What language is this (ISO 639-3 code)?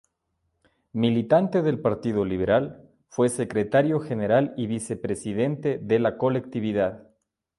spa